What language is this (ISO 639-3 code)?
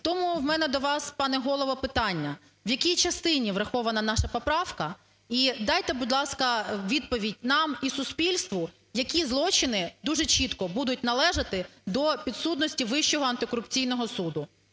ukr